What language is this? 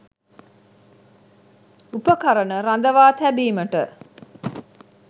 Sinhala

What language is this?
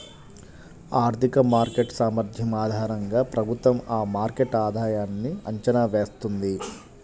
Telugu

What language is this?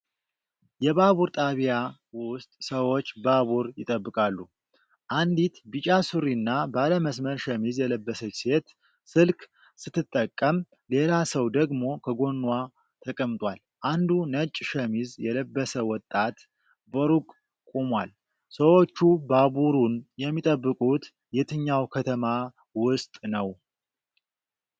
Amharic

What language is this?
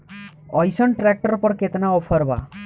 Bhojpuri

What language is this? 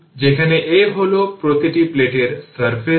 Bangla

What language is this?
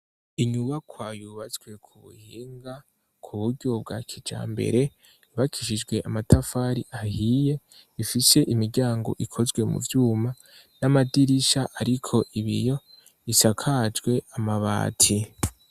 Rundi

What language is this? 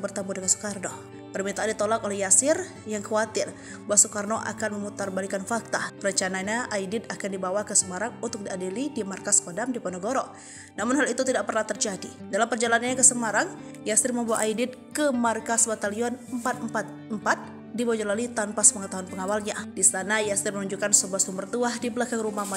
Indonesian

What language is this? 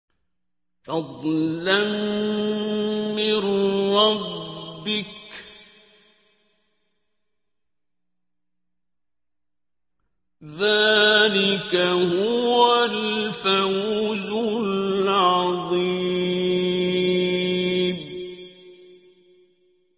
Arabic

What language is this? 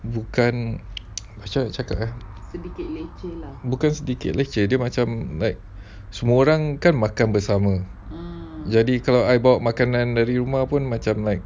English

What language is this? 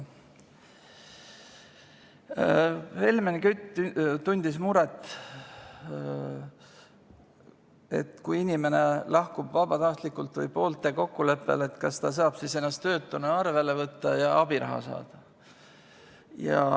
Estonian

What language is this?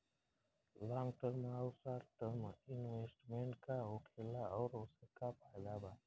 Bhojpuri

